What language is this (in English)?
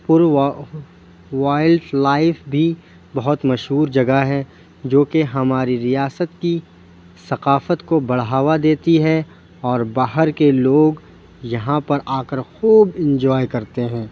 Urdu